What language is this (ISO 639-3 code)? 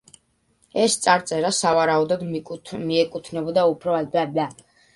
kat